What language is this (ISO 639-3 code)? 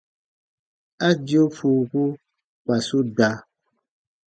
bba